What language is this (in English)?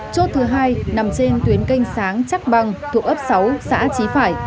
Vietnamese